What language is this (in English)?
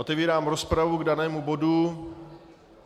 Czech